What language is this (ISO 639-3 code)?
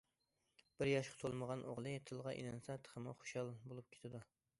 uig